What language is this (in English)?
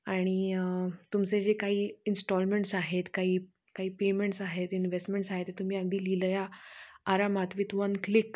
Marathi